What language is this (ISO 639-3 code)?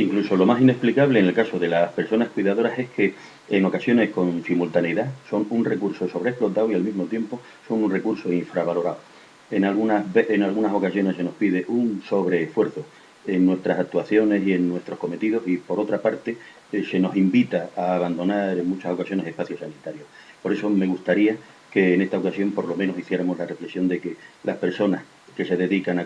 spa